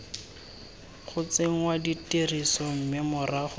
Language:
Tswana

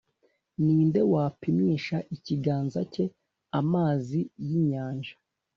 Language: Kinyarwanda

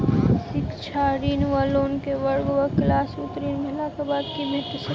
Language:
Maithili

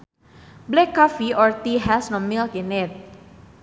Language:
Sundanese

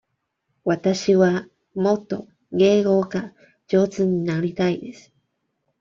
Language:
Japanese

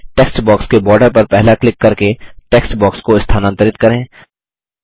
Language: Hindi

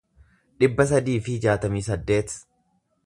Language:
Oromo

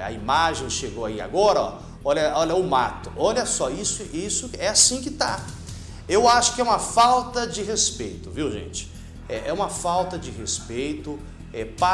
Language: Portuguese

